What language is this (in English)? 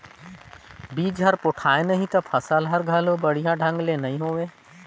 Chhattisgarhi